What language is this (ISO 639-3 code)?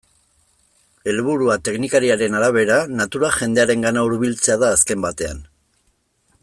eus